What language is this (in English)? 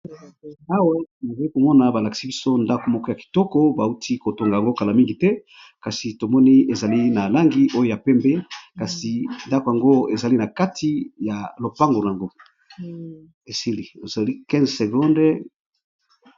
Lingala